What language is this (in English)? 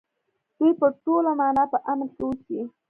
Pashto